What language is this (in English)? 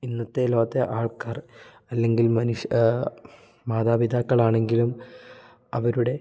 Malayalam